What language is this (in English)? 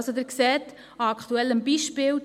Swiss German